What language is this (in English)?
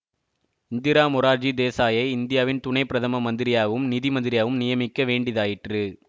Tamil